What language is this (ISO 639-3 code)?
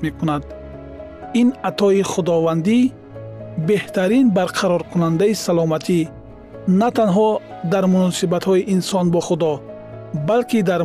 fas